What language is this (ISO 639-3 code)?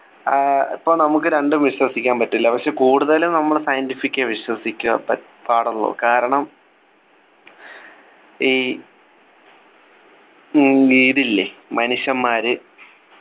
mal